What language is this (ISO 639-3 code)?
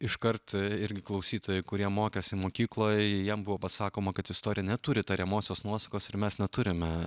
lit